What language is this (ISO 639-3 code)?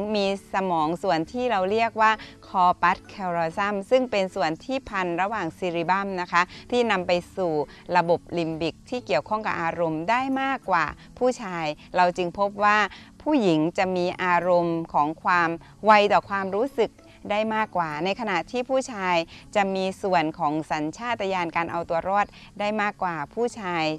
tha